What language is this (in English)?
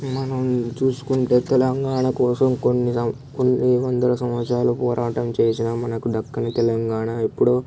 Telugu